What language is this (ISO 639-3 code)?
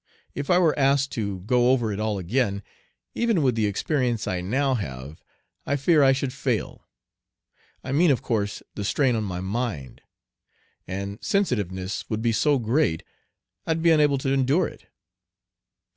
eng